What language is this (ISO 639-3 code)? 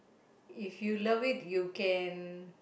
eng